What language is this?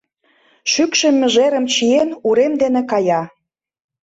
Mari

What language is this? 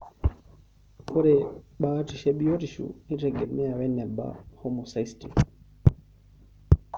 Masai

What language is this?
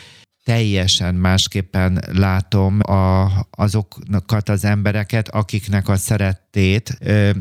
Hungarian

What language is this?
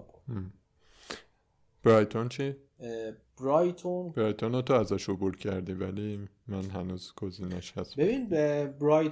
Persian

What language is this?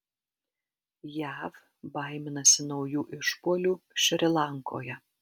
Lithuanian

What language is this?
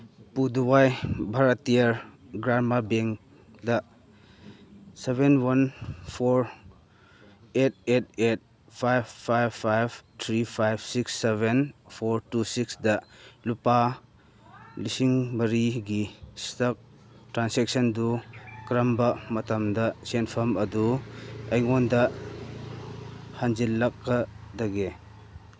Manipuri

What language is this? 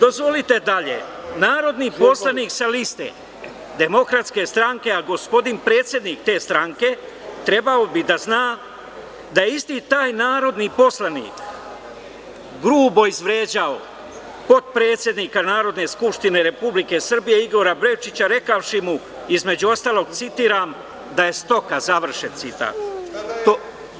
Serbian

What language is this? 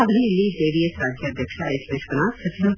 Kannada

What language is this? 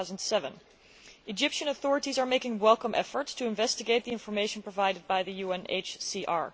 English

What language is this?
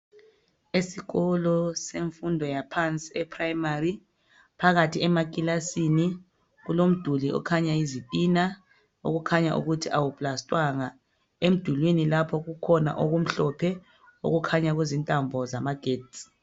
North Ndebele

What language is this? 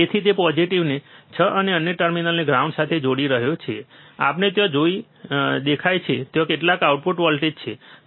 Gujarati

